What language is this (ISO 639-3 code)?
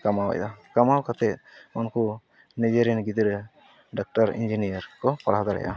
sat